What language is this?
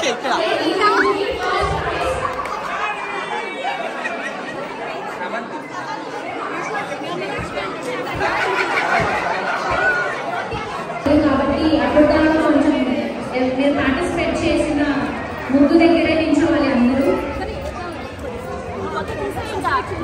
Telugu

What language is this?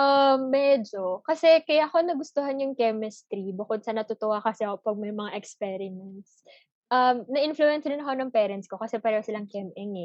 Filipino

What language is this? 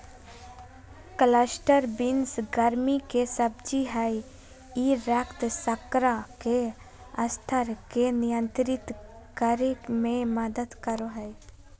Magahi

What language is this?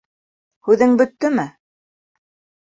Bashkir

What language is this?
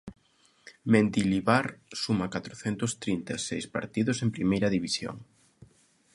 Galician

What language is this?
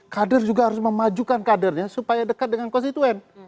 Indonesian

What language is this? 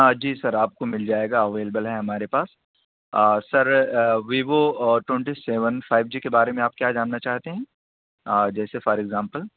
Urdu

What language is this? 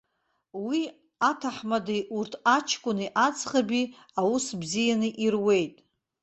Abkhazian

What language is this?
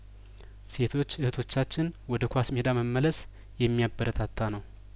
Amharic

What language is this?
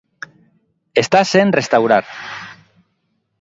Galician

